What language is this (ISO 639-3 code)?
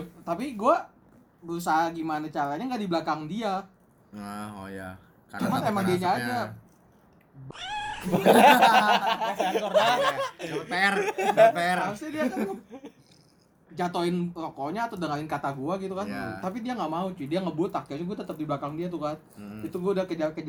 ind